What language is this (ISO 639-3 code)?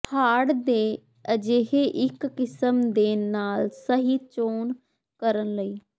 pan